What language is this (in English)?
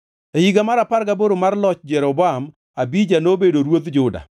Luo (Kenya and Tanzania)